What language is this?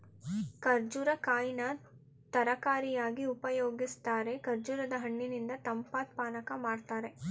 Kannada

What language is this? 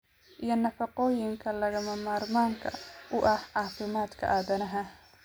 Somali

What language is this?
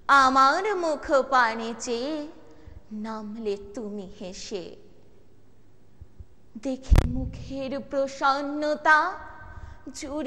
Hindi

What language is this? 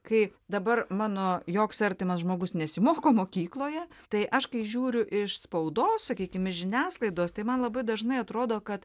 Lithuanian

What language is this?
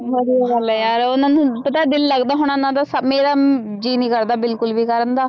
Punjabi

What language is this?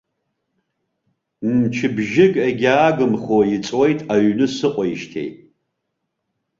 Abkhazian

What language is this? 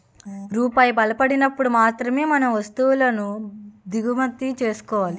Telugu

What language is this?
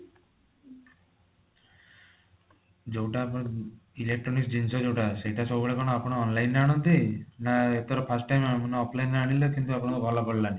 Odia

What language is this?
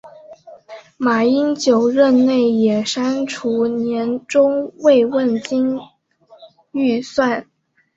Chinese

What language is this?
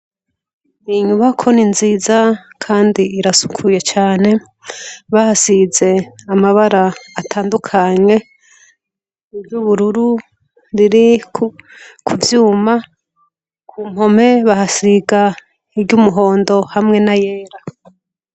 Rundi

